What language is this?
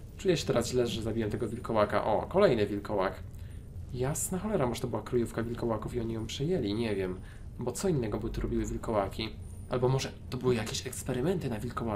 Polish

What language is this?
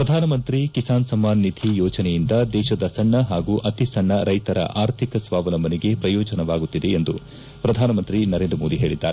Kannada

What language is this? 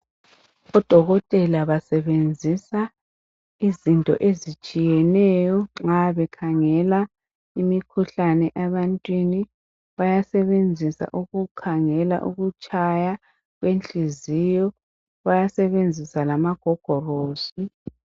North Ndebele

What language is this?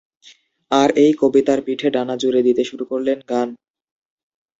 Bangla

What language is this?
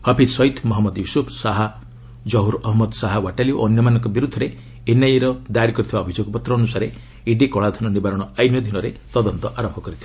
Odia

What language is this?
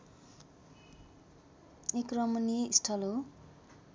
Nepali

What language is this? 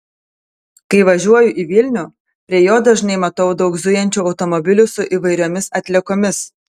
Lithuanian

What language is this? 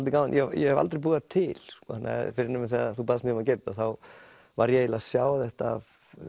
Icelandic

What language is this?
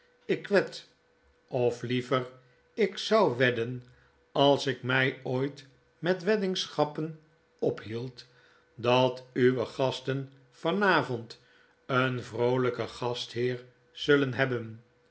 Dutch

